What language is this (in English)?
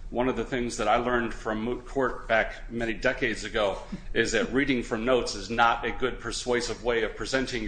English